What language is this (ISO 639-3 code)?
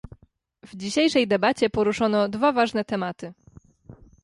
pol